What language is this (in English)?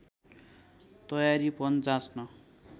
Nepali